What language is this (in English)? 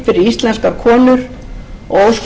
Icelandic